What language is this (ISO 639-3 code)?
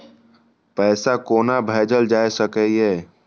mai